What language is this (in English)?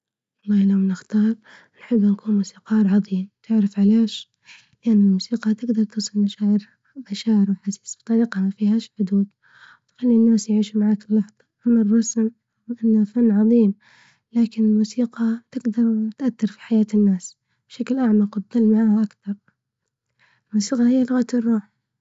Libyan Arabic